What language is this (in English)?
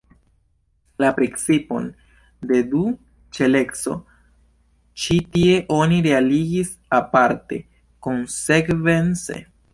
Esperanto